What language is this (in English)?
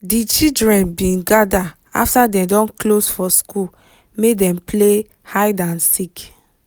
Nigerian Pidgin